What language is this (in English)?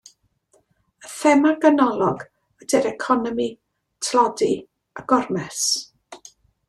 Welsh